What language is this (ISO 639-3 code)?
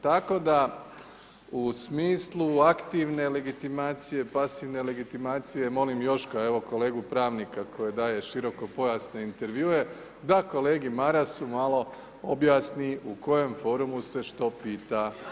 hrv